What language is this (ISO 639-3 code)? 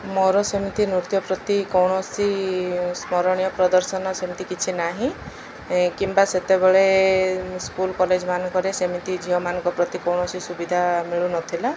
ori